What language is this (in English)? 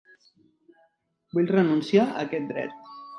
Catalan